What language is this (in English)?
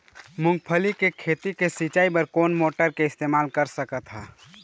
Chhattisgarhi